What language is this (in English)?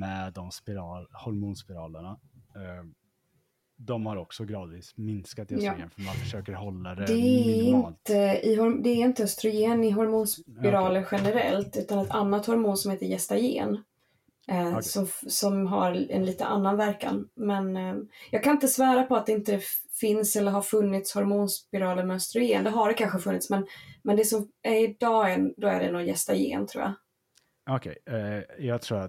Swedish